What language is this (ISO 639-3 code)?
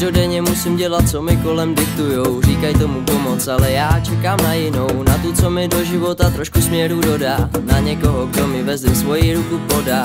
ces